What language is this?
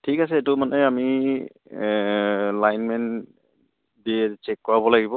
Assamese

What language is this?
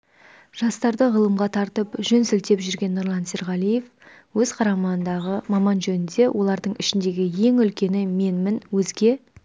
Kazakh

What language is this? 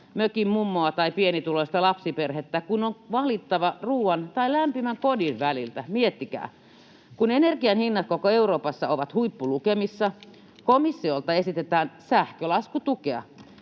Finnish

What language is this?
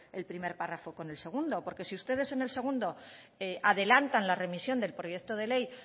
Spanish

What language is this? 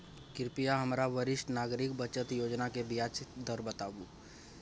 Maithili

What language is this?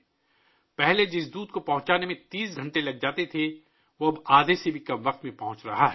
Urdu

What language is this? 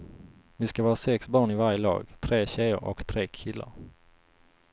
Swedish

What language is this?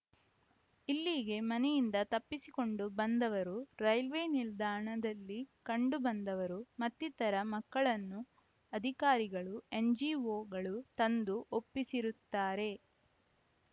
Kannada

